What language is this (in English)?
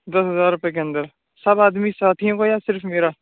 Urdu